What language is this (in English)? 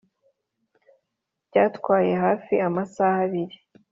Kinyarwanda